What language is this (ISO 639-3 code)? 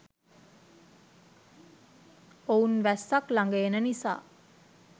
sin